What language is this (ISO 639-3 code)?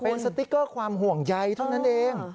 tha